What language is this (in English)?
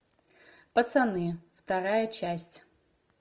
Russian